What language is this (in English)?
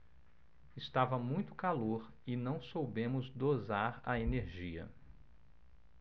Portuguese